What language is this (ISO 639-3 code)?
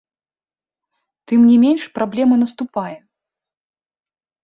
bel